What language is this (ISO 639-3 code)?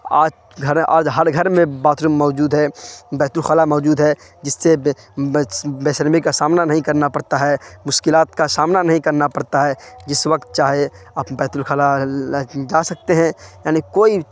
urd